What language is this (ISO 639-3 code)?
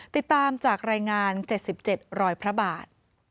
tha